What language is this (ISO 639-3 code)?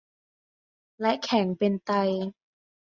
tha